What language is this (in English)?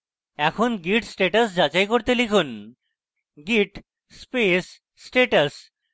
Bangla